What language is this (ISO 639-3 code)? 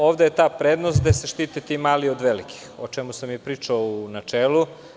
srp